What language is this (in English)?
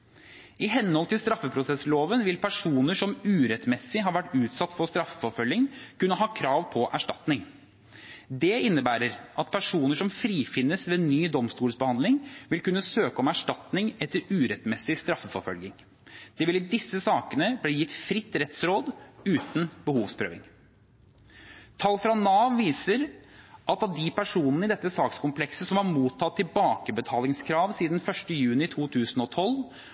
Norwegian Bokmål